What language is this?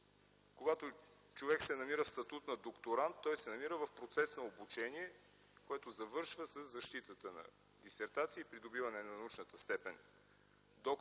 Bulgarian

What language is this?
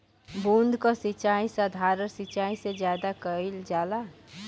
Bhojpuri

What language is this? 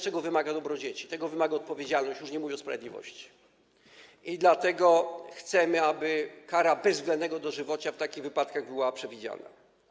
Polish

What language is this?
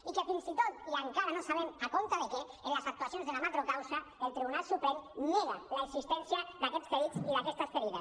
Catalan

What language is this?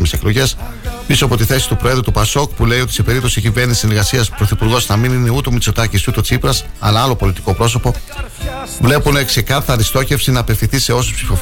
Greek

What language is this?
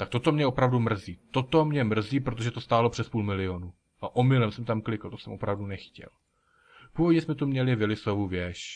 Czech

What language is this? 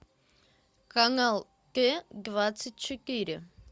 Russian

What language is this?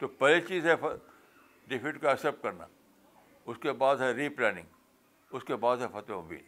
Urdu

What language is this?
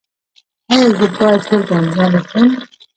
Pashto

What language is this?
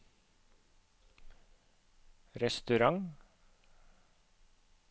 Norwegian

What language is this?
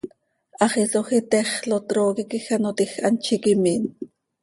Seri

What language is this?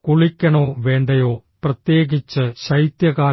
Malayalam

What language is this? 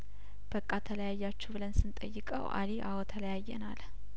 Amharic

